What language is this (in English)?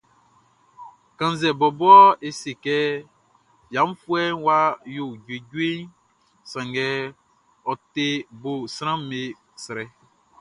Baoulé